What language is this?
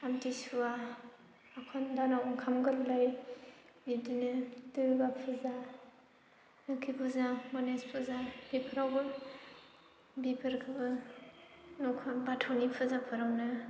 Bodo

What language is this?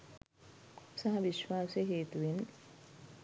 Sinhala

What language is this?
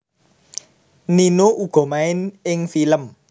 Javanese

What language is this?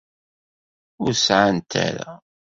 Kabyle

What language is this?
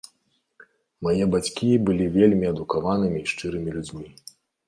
Belarusian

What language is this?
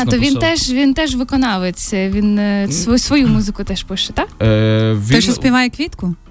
Ukrainian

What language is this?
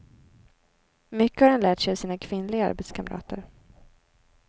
Swedish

